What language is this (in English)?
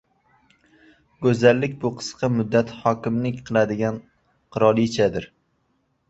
Uzbek